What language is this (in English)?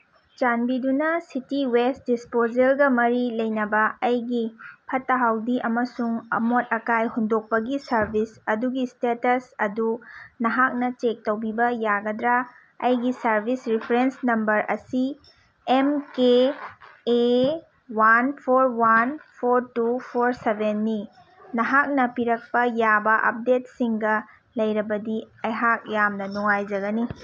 Manipuri